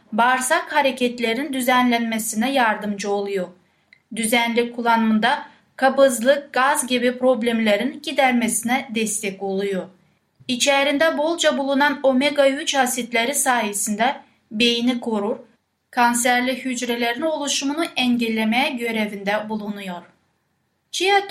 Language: Turkish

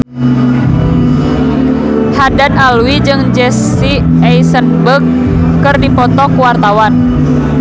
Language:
Sundanese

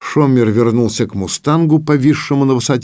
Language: Russian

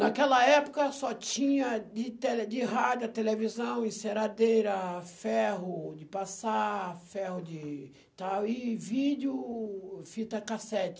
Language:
Portuguese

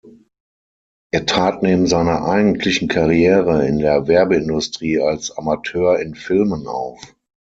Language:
German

